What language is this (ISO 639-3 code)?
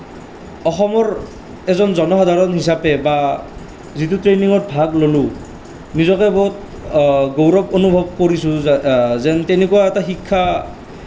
asm